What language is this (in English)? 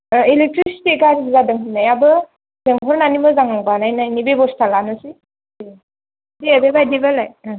Bodo